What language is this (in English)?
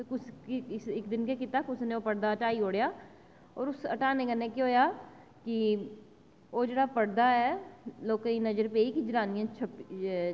Dogri